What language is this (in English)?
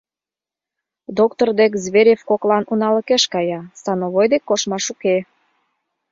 Mari